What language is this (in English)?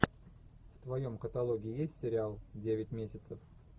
Russian